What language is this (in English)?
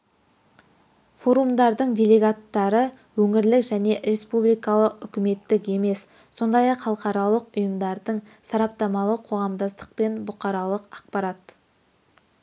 Kazakh